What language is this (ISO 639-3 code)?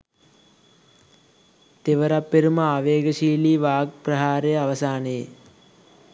sin